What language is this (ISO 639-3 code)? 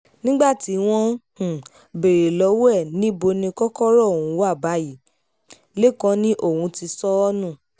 yor